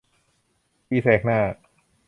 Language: Thai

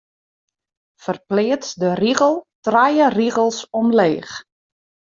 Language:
Western Frisian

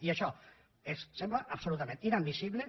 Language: Catalan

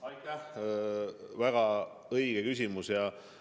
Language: Estonian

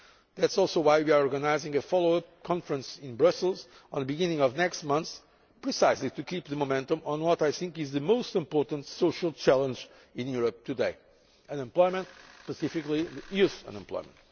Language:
English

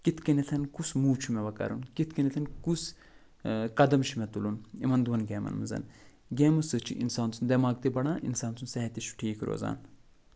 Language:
Kashmiri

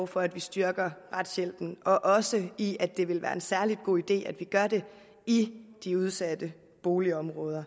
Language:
Danish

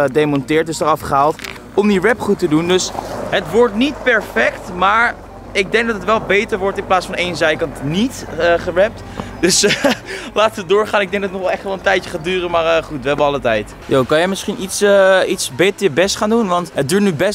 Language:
Dutch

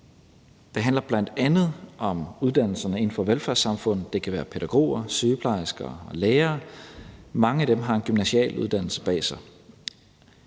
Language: Danish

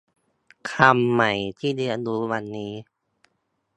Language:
Thai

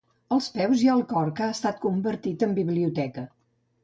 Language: Catalan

